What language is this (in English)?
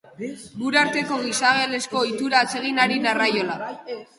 Basque